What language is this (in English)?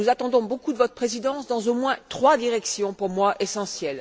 French